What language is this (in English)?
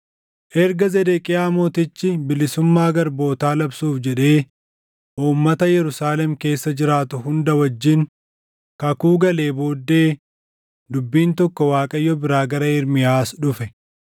Oromo